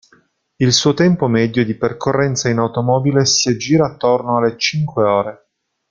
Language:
Italian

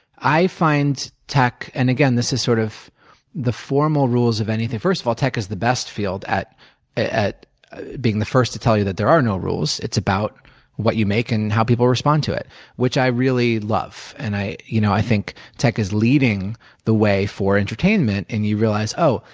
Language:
English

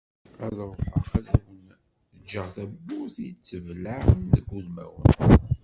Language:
Kabyle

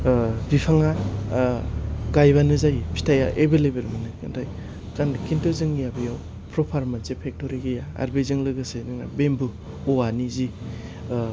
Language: Bodo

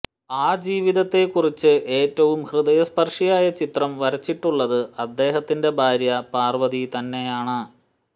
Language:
Malayalam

